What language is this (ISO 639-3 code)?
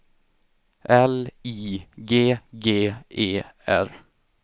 swe